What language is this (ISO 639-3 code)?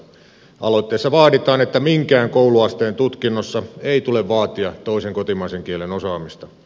fin